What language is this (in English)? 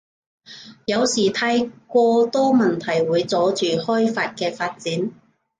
Cantonese